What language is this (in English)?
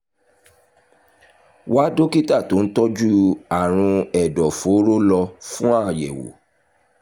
Yoruba